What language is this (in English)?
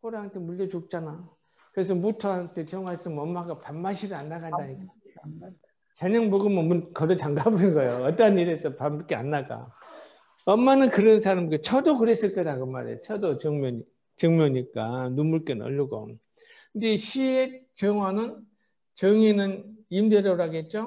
Korean